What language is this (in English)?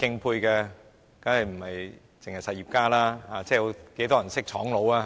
Cantonese